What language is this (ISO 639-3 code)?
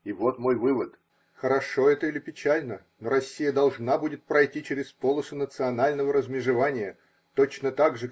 rus